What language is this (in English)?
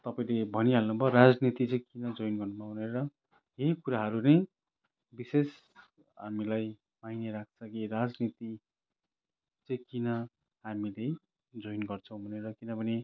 Nepali